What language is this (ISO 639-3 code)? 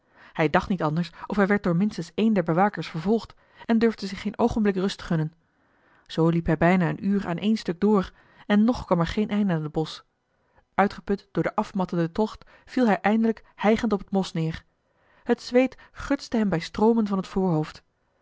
nld